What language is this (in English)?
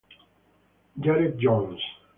Italian